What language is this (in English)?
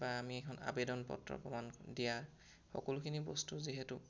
Assamese